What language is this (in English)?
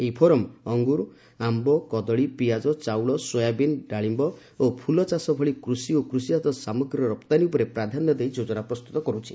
Odia